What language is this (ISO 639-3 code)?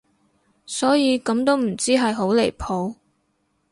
yue